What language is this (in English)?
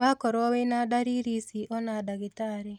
Kikuyu